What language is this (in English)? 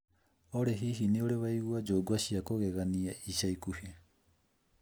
Kikuyu